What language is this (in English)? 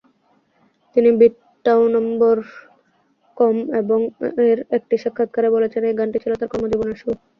Bangla